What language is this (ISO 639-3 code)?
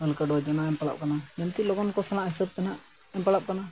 sat